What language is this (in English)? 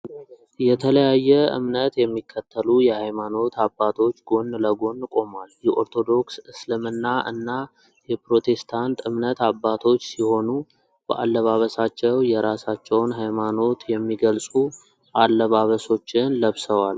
Amharic